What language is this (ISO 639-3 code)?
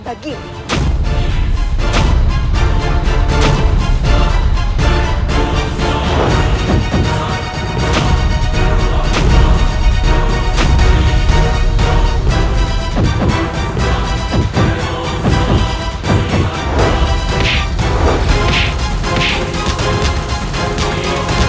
ind